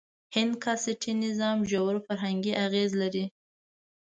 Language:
Pashto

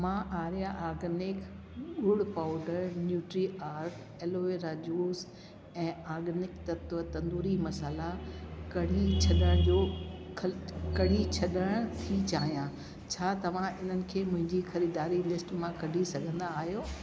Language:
Sindhi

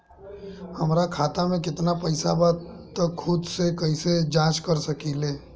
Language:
Bhojpuri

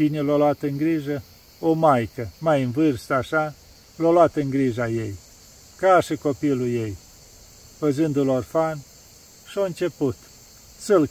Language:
Romanian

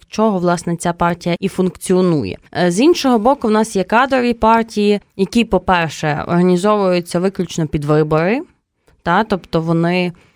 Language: Ukrainian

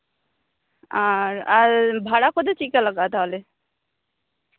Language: Santali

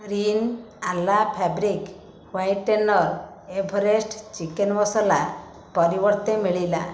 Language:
Odia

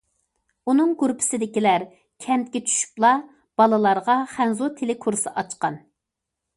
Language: Uyghur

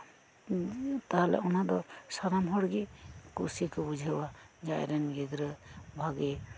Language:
Santali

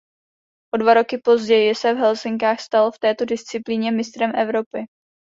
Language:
Czech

